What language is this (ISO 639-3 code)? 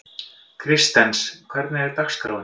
isl